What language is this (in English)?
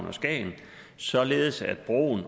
Danish